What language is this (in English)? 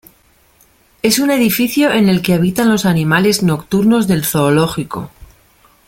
Spanish